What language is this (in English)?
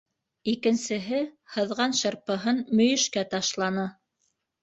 Bashkir